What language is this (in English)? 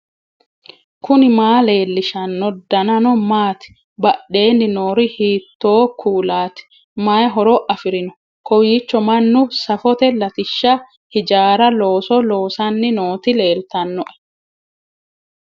Sidamo